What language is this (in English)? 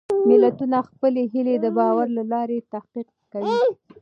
Pashto